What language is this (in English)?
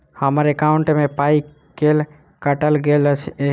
Maithili